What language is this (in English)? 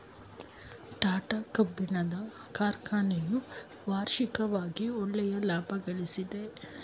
Kannada